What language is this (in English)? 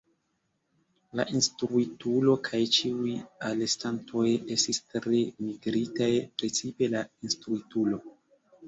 Esperanto